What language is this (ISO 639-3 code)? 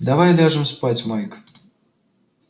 rus